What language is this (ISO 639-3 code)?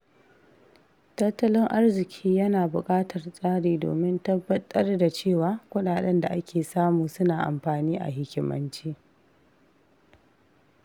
hau